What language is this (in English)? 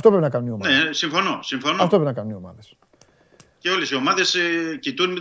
Greek